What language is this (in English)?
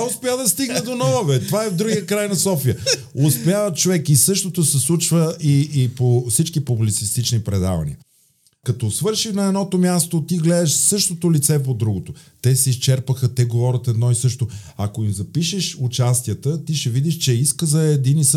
Bulgarian